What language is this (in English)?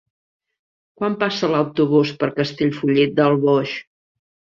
Catalan